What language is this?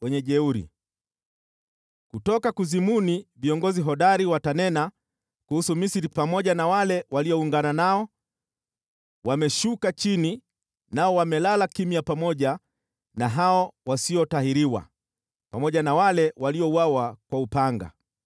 Swahili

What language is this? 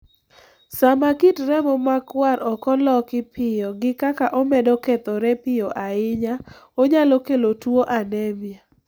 Luo (Kenya and Tanzania)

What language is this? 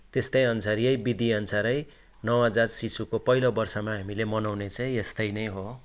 Nepali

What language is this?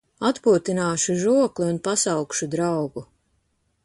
Latvian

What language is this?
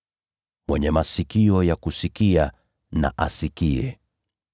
Swahili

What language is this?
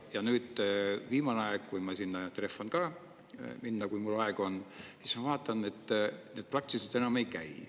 Estonian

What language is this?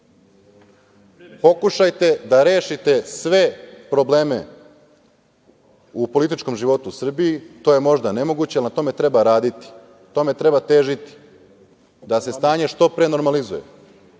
Serbian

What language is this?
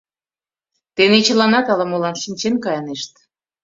Mari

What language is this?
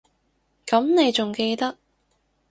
Cantonese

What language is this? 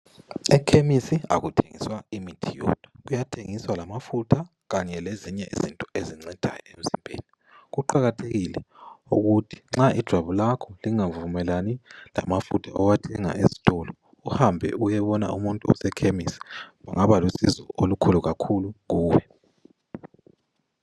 North Ndebele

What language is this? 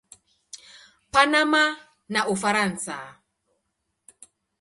Swahili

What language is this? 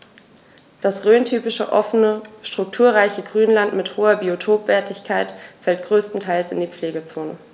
German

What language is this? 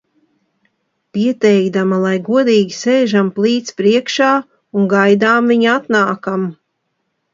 Latvian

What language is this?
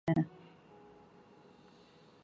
Urdu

